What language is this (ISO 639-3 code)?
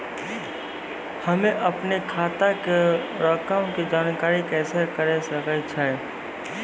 mai